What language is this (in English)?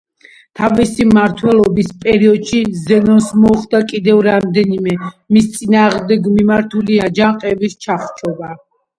Georgian